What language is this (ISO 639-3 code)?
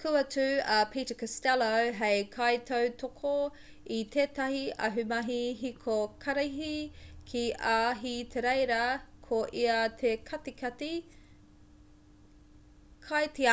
mri